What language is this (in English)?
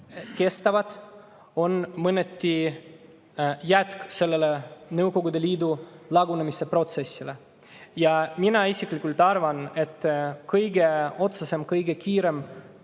Estonian